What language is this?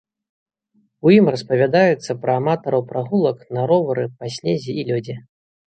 Belarusian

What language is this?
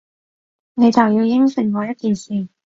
Cantonese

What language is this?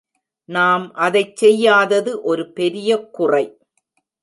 Tamil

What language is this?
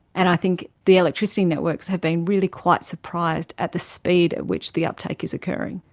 English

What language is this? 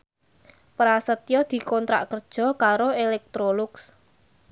Javanese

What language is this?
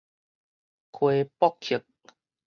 Min Nan Chinese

